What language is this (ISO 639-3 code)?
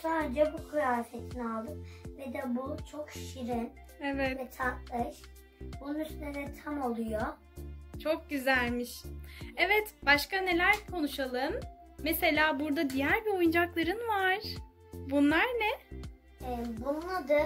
tur